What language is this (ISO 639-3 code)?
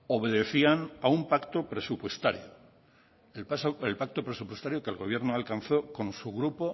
spa